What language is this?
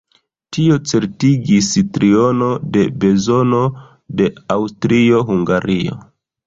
Esperanto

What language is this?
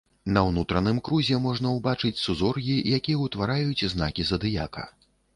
Belarusian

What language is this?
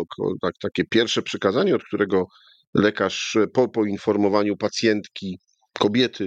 Polish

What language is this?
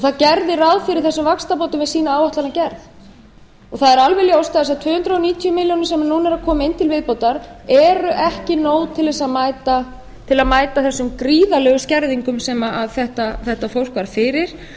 Icelandic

